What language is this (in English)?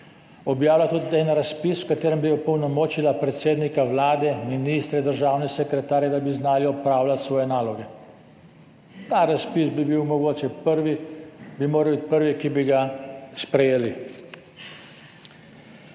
Slovenian